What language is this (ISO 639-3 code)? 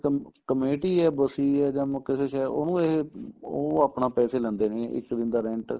pan